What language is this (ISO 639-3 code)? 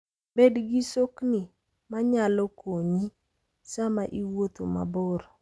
luo